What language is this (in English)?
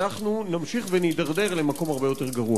Hebrew